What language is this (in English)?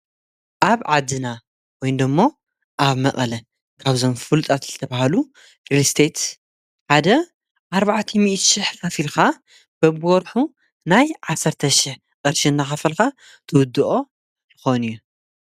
Tigrinya